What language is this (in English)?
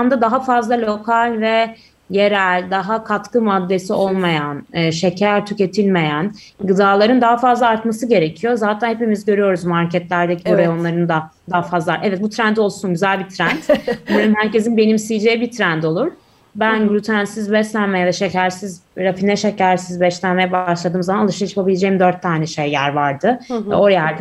Turkish